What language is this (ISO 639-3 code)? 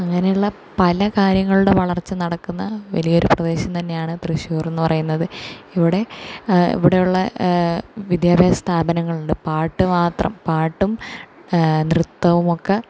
mal